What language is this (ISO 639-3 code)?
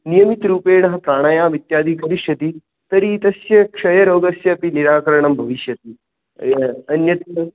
san